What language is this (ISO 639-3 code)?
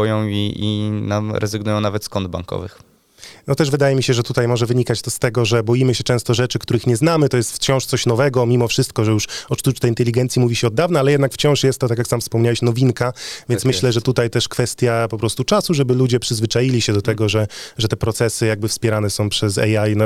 pol